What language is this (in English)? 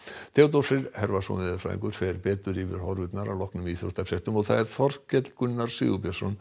Icelandic